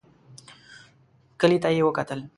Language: Pashto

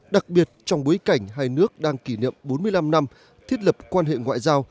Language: Vietnamese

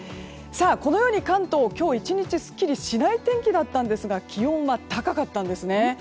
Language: Japanese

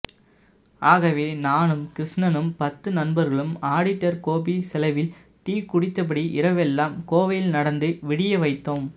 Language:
Tamil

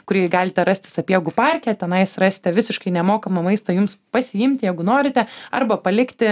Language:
Lithuanian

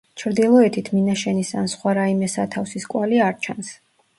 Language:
Georgian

